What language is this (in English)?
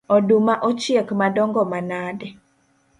Luo (Kenya and Tanzania)